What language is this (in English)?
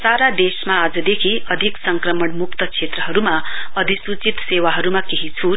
Nepali